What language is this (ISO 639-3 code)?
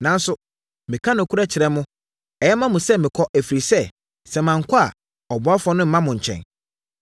aka